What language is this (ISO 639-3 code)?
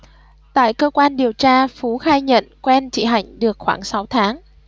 vie